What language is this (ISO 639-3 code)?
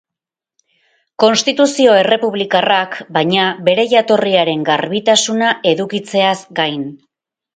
eus